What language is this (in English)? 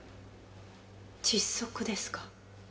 Japanese